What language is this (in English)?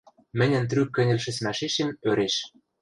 Western Mari